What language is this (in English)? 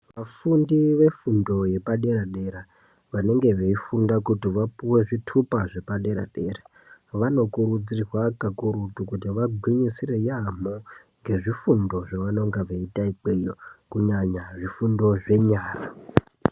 Ndau